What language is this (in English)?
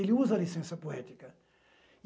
Portuguese